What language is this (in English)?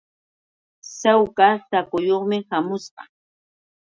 Yauyos Quechua